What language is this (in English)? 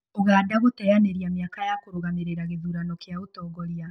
Kikuyu